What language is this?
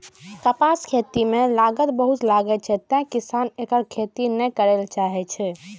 Maithili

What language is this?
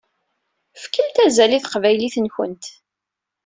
Kabyle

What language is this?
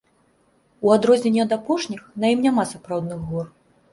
Belarusian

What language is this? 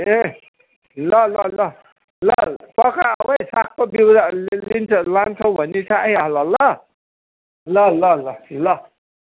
Nepali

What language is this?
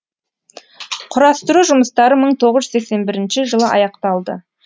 Kazakh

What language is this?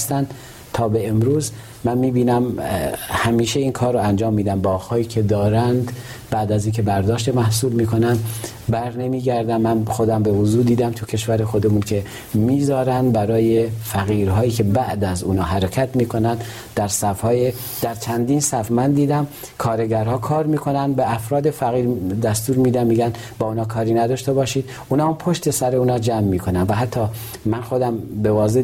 Persian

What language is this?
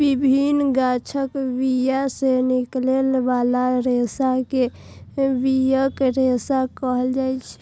Maithili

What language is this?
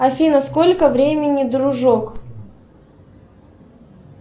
Russian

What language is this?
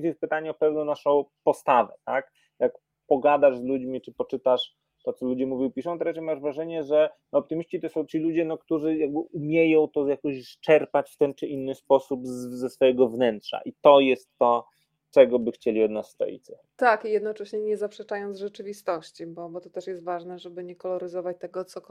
Polish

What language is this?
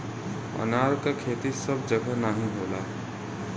Bhojpuri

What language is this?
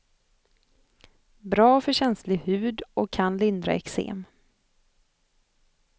Swedish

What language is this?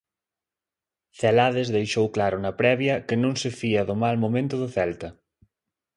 Galician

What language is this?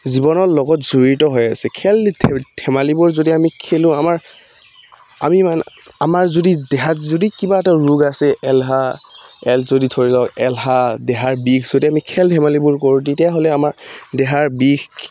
Assamese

